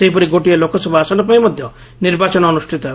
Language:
Odia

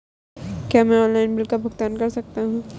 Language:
Hindi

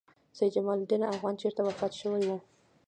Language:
Pashto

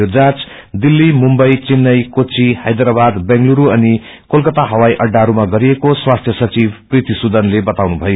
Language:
Nepali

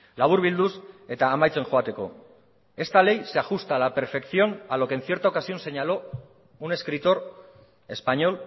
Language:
Spanish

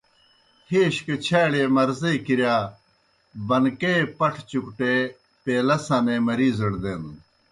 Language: Kohistani Shina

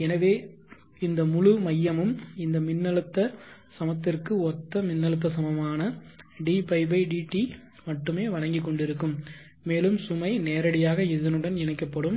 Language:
Tamil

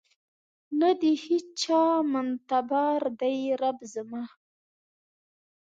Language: Pashto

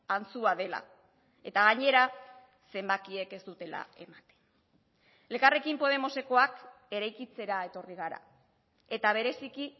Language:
Basque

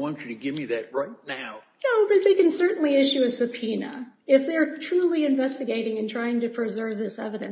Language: English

